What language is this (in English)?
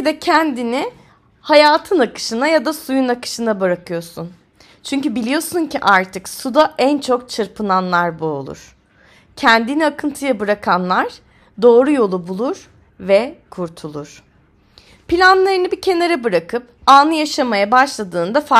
Turkish